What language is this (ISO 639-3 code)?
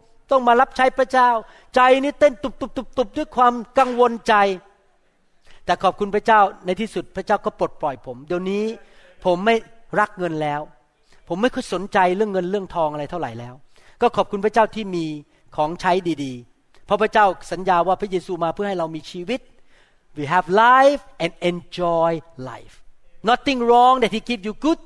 tha